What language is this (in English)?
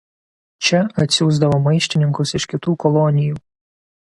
Lithuanian